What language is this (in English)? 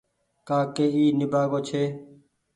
Goaria